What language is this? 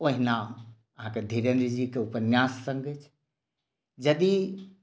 Maithili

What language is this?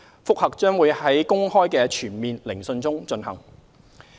Cantonese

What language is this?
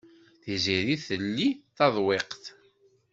Kabyle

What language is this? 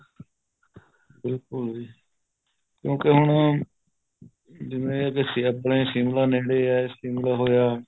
Punjabi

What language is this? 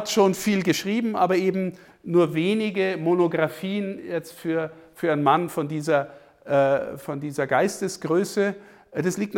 German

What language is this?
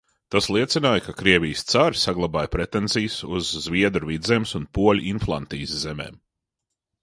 Latvian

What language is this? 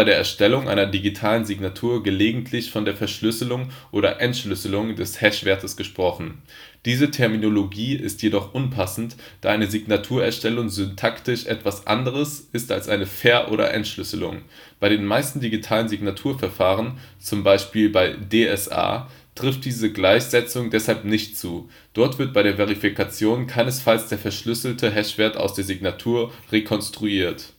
German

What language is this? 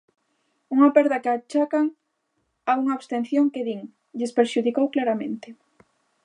Galician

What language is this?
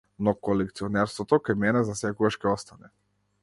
Macedonian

